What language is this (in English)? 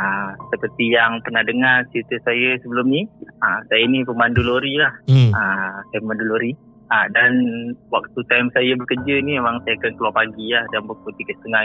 Malay